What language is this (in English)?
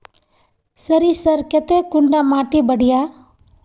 Magahi